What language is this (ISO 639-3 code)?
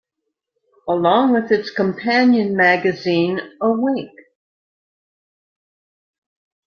eng